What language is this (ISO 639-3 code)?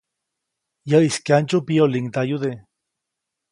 zoc